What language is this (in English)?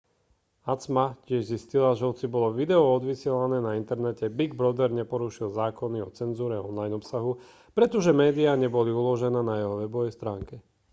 Slovak